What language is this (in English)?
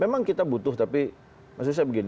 Indonesian